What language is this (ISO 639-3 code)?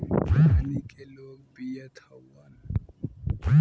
bho